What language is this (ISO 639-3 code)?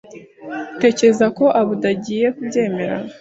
kin